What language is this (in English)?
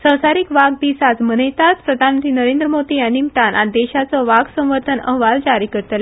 Konkani